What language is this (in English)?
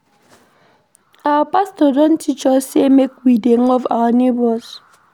Nigerian Pidgin